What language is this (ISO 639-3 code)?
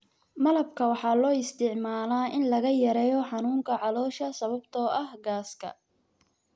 som